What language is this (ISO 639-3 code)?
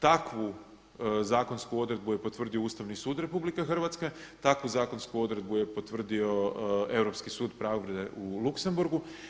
hrv